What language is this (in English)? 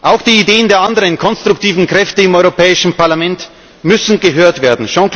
German